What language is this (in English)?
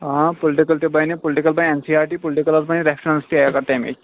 Kashmiri